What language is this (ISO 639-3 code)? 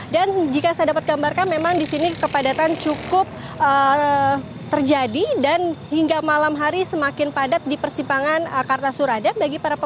ind